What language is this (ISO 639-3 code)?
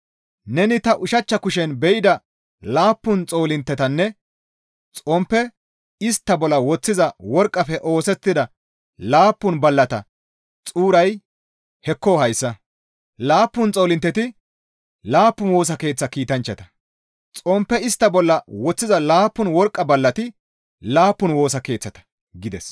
gmv